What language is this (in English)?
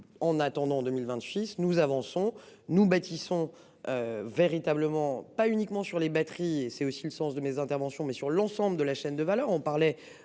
French